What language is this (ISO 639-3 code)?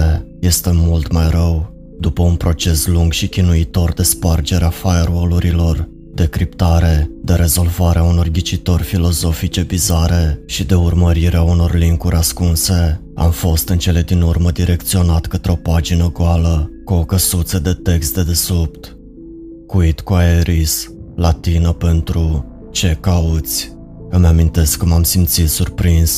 ron